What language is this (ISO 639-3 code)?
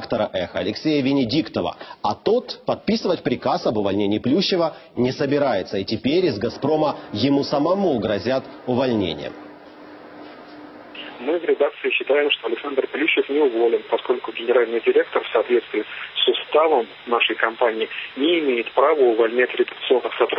rus